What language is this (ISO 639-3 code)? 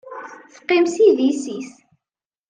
kab